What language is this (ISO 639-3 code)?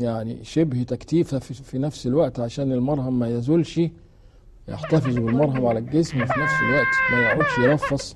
ara